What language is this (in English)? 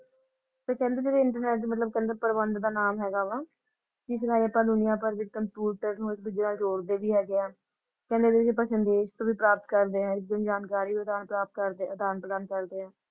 Punjabi